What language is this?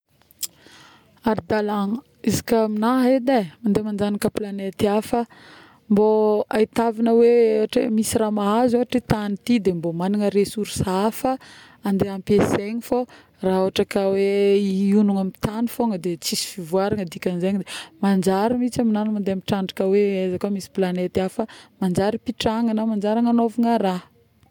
Northern Betsimisaraka Malagasy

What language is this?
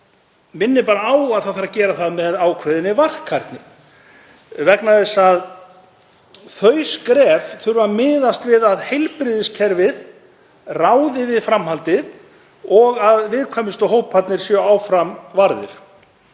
Icelandic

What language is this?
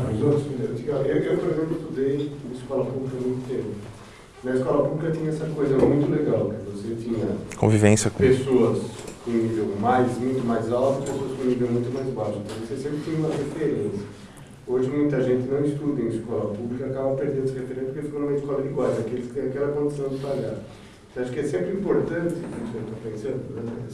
Portuguese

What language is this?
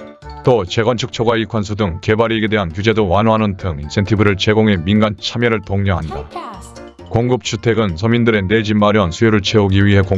Korean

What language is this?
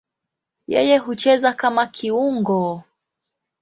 Swahili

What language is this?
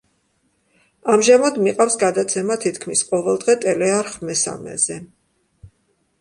Georgian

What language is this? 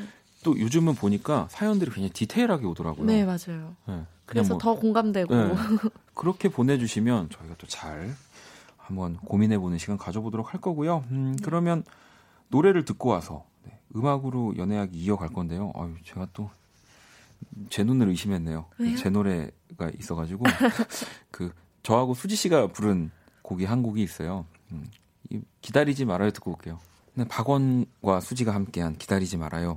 Korean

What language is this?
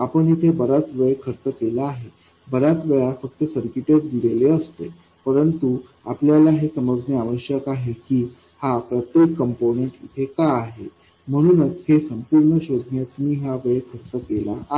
Marathi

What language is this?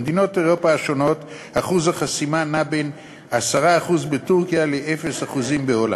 Hebrew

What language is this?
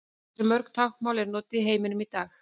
Icelandic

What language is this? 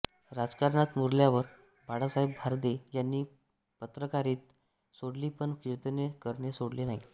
Marathi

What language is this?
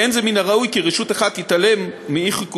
Hebrew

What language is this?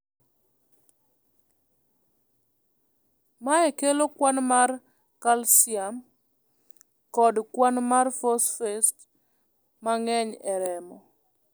Luo (Kenya and Tanzania)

